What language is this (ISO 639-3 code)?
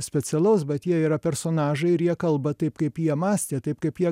lit